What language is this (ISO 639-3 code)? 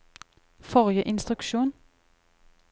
nor